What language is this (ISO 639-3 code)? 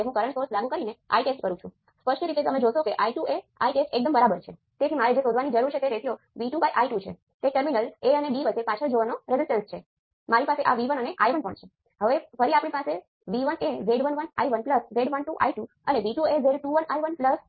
guj